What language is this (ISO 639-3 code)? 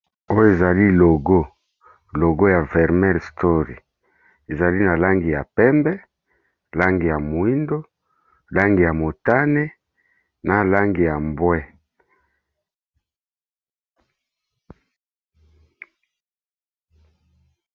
lin